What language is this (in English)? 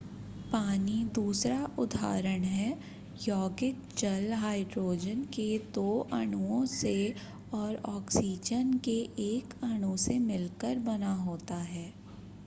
Hindi